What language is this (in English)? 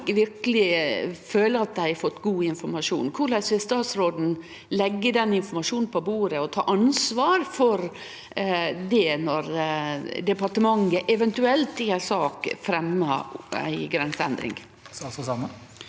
Norwegian